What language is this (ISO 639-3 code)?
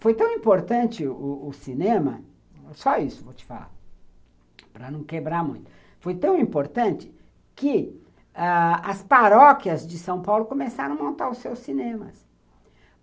por